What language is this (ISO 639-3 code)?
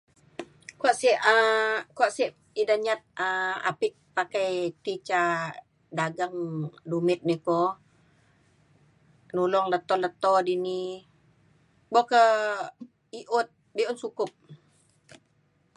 xkl